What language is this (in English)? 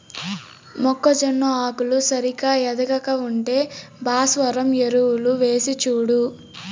Telugu